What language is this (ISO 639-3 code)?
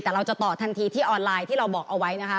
tha